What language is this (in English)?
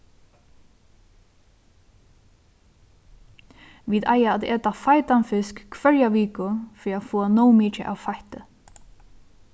Faroese